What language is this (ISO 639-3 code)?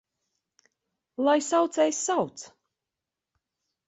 lav